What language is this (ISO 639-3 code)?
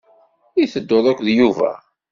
kab